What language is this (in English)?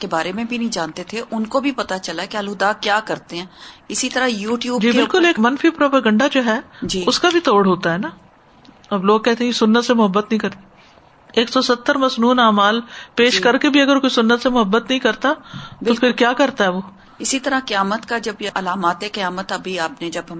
Urdu